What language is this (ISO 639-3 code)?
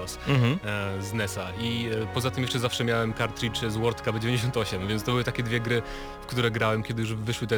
pol